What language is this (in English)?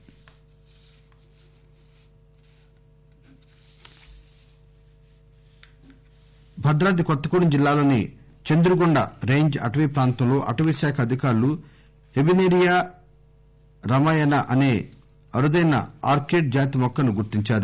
Telugu